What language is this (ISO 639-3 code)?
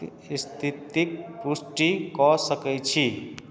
mai